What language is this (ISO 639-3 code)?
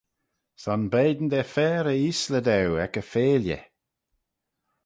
glv